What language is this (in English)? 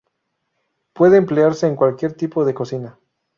Spanish